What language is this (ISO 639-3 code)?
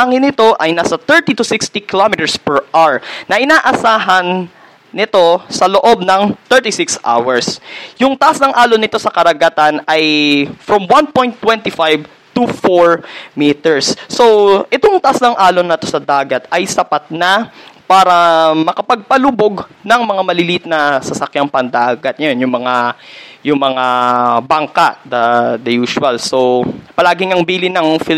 fil